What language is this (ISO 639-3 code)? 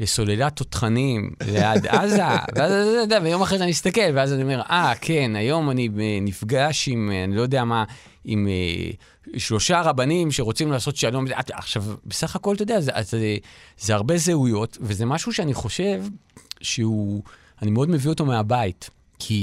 heb